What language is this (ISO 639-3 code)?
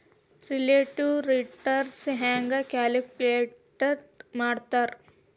kan